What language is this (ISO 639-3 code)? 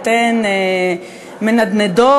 heb